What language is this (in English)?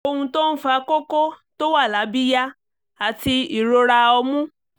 Yoruba